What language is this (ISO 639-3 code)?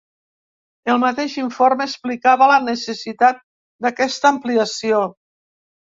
cat